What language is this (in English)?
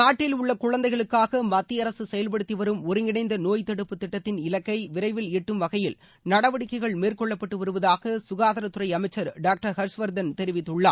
Tamil